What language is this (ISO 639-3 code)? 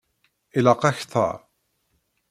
kab